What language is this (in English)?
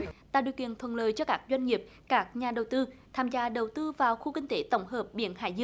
Vietnamese